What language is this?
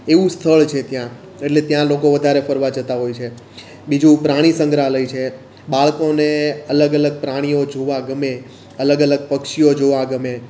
Gujarati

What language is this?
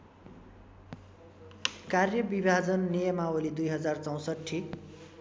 Nepali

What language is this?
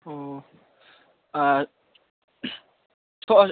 Manipuri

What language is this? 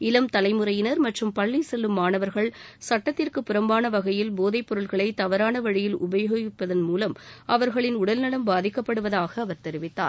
Tamil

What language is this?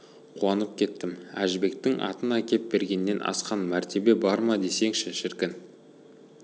Kazakh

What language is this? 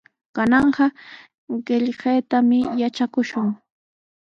Sihuas Ancash Quechua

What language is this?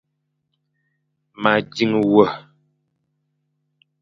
Fang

